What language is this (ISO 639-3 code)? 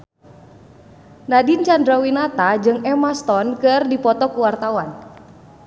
sun